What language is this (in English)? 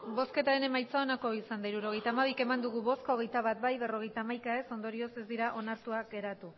Basque